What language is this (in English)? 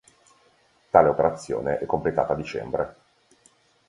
Italian